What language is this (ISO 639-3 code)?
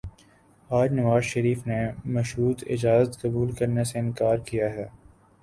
urd